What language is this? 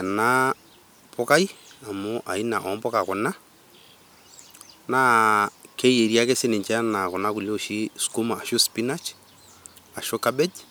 Masai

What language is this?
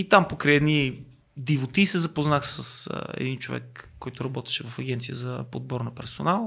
Bulgarian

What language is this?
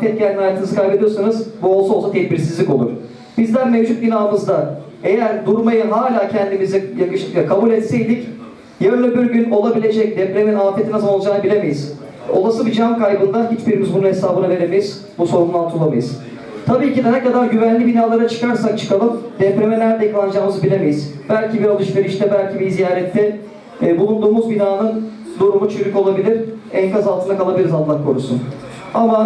Turkish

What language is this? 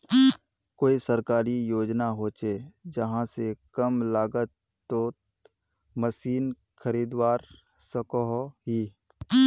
Magahi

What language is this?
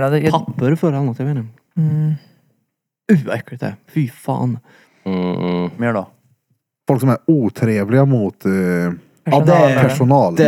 Swedish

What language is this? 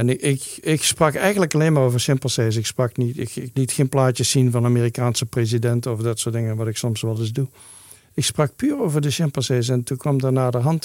Dutch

